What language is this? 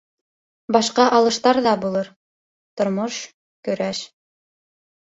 Bashkir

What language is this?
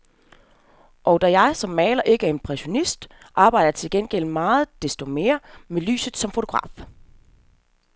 Danish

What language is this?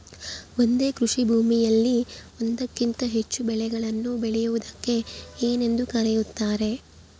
Kannada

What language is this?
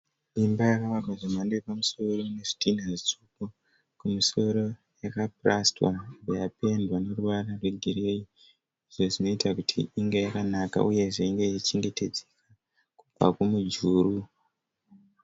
Shona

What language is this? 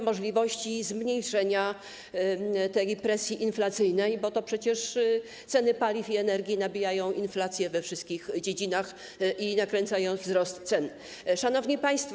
Polish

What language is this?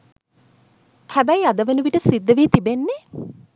Sinhala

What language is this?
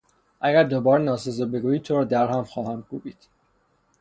Persian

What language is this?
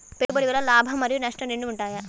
Telugu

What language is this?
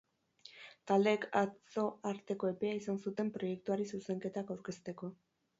Basque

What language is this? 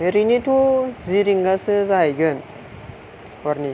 Bodo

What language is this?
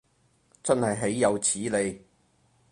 Cantonese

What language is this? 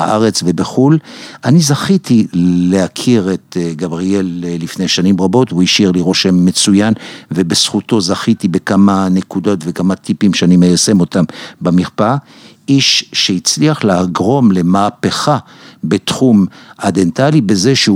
Hebrew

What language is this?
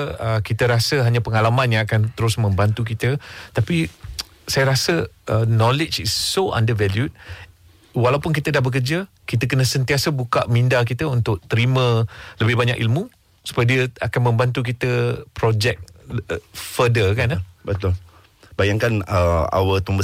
Malay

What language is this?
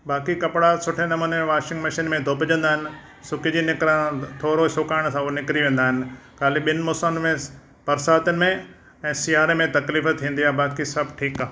Sindhi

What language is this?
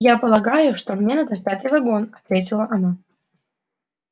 Russian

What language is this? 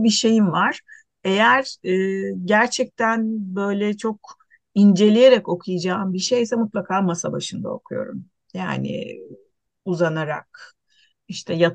Turkish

